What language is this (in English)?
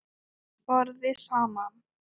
Icelandic